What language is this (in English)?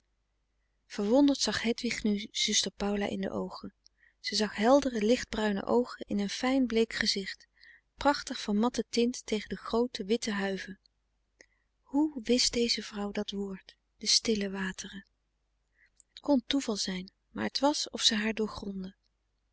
Dutch